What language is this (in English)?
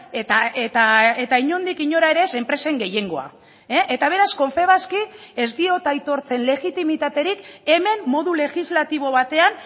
Basque